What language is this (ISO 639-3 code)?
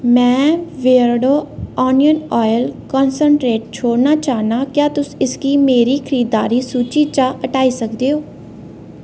doi